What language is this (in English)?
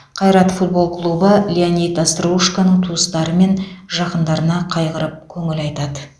Kazakh